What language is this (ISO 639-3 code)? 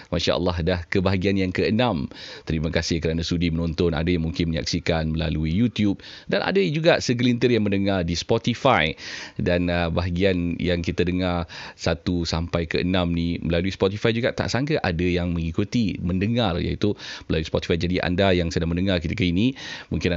msa